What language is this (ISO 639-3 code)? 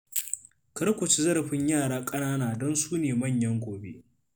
hau